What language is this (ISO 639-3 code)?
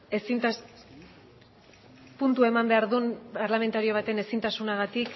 eus